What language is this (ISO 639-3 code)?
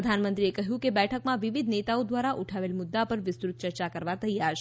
guj